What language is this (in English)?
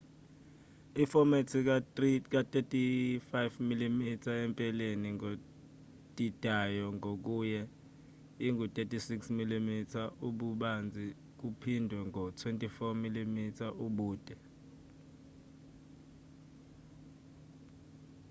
Zulu